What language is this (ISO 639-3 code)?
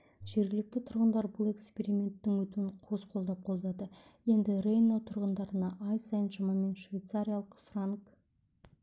kaz